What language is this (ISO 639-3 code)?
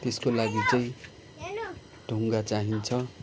nep